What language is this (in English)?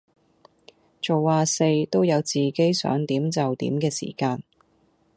Cantonese